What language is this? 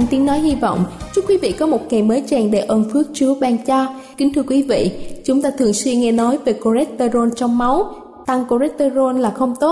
Vietnamese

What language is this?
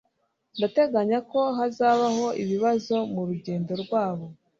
Kinyarwanda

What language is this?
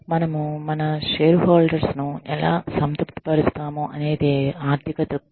Telugu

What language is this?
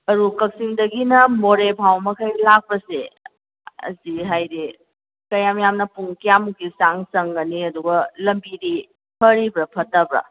Manipuri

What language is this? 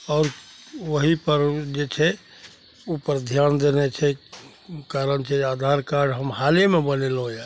Maithili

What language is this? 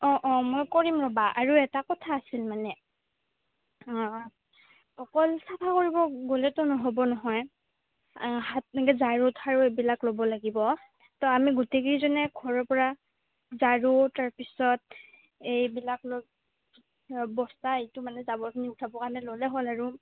Assamese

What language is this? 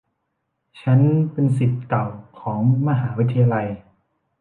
Thai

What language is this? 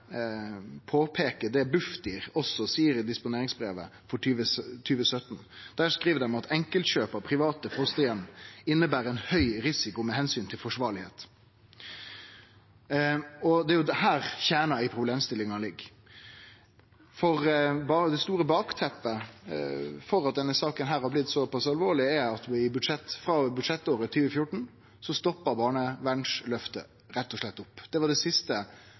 Norwegian Nynorsk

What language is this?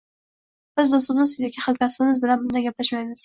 Uzbek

